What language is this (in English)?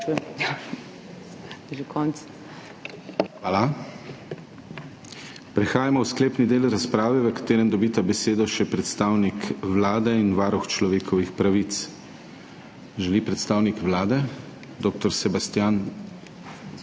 Slovenian